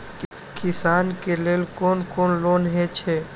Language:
Maithili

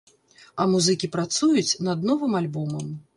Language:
Belarusian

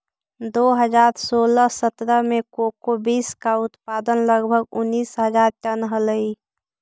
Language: Magahi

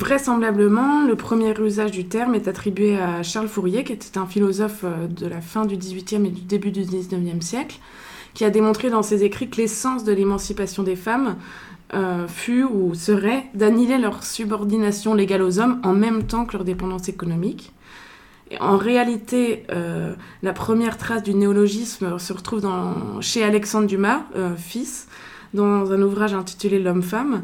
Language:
French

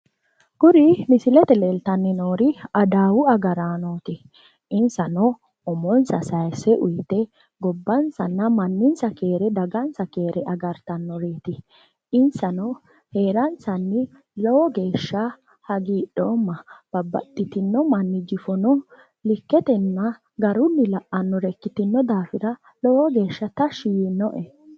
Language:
Sidamo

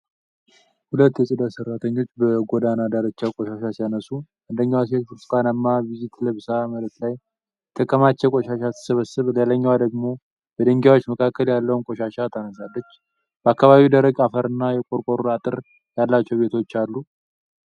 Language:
Amharic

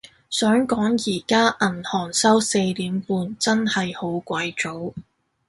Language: Cantonese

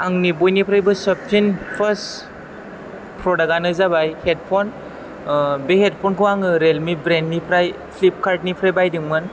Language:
Bodo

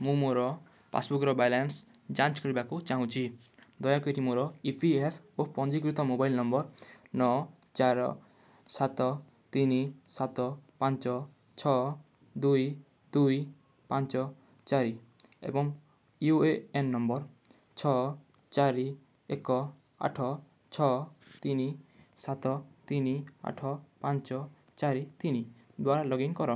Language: Odia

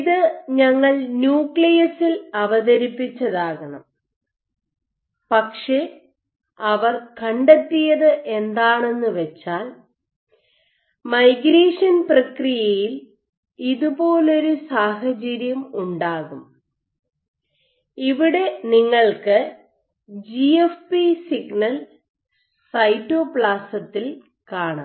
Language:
Malayalam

